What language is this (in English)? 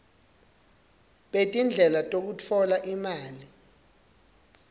Swati